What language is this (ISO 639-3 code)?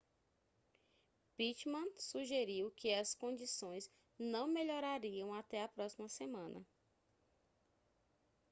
por